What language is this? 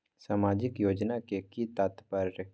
Maithili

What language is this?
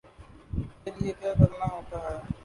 Urdu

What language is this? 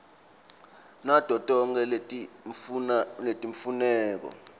Swati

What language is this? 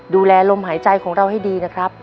Thai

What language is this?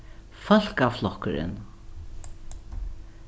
Faroese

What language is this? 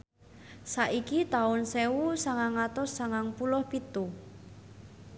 Javanese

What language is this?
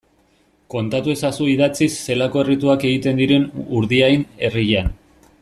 Basque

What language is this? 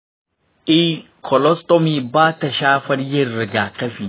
Hausa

